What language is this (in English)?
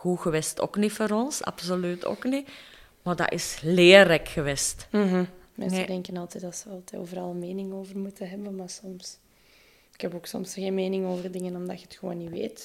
Dutch